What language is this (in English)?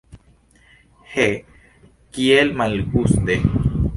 Esperanto